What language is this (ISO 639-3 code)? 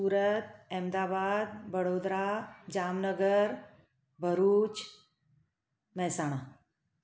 snd